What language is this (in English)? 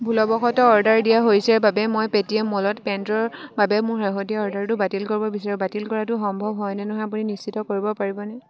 Assamese